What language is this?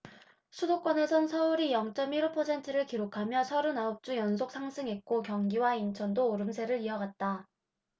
Korean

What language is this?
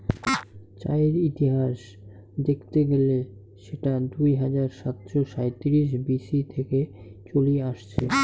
Bangla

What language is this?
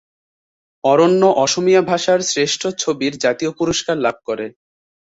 Bangla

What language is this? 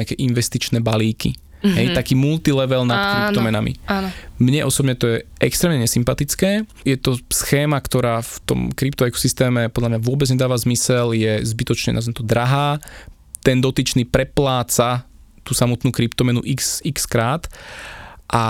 Slovak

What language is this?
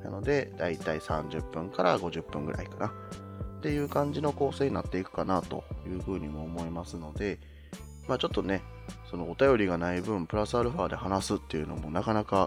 Japanese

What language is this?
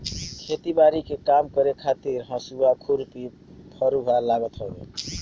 Bhojpuri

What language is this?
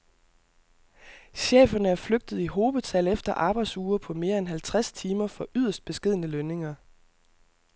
Danish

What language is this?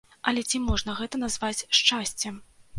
Belarusian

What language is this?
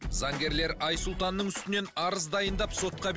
Kazakh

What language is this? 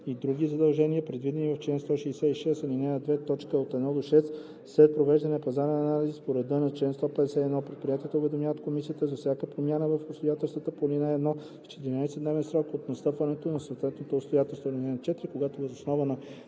Bulgarian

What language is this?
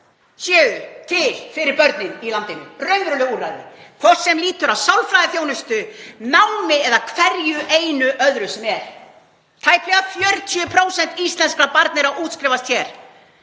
Icelandic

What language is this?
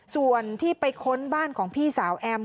Thai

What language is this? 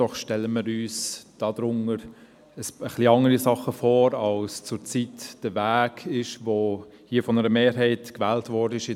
Swiss German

